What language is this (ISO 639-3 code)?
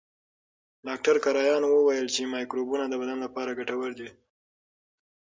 pus